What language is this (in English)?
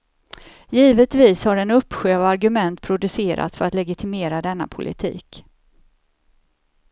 Swedish